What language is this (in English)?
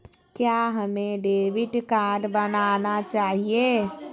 Magahi